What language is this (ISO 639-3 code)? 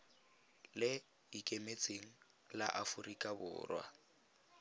tsn